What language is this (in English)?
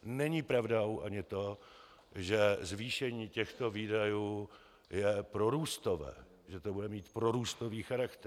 Czech